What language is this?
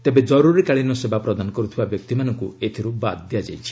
Odia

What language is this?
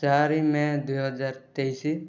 Odia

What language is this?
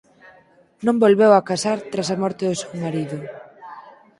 Galician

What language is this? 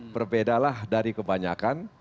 Indonesian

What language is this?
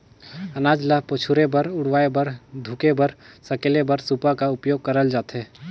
Chhattisgarhi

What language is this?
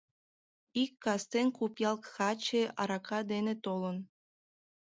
Mari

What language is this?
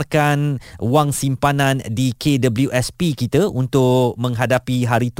Malay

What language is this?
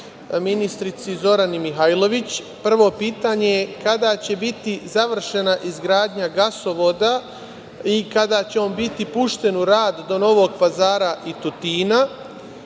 Serbian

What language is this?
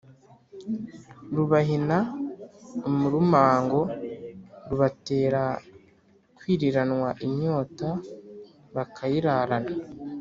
Kinyarwanda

